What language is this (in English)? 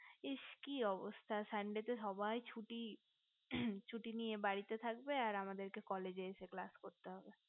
Bangla